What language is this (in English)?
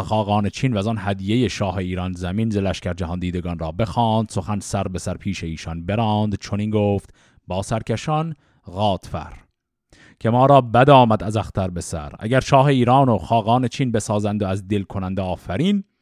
Persian